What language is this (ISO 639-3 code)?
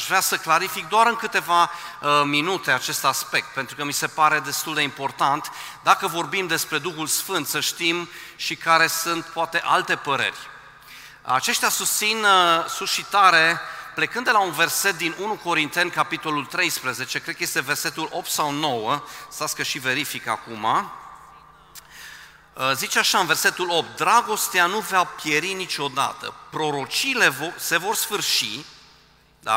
ron